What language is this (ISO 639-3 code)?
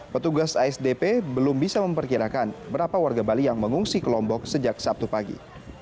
ind